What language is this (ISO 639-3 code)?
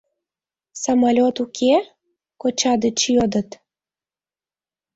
chm